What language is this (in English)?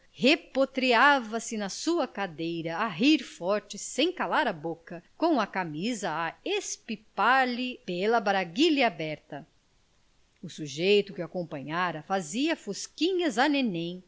Portuguese